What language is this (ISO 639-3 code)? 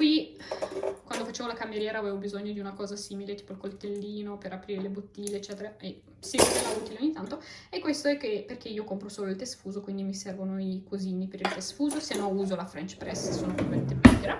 ita